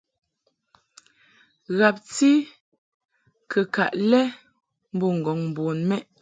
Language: Mungaka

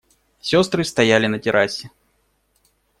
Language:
Russian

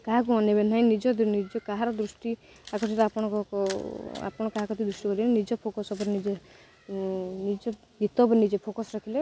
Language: Odia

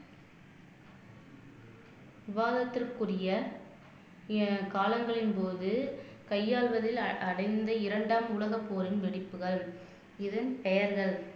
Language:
Tamil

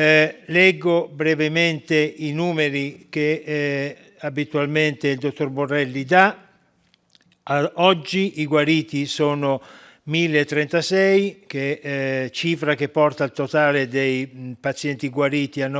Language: Italian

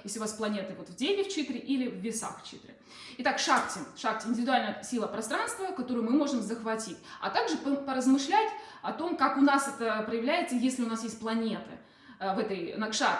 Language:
Russian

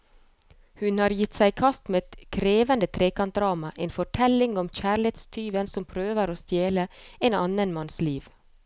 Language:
Norwegian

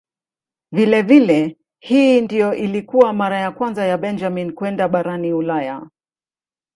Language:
Swahili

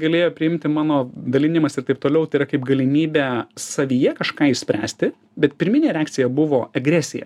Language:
Lithuanian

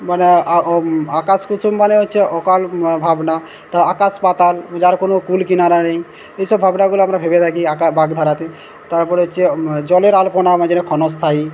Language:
Bangla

